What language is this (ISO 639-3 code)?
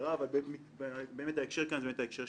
heb